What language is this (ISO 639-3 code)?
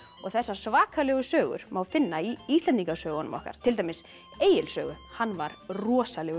isl